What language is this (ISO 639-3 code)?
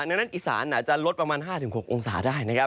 tha